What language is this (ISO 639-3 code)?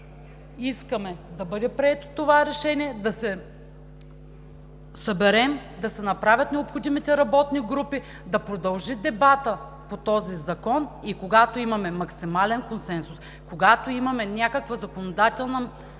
bul